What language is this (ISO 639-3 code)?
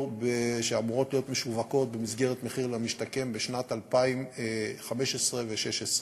heb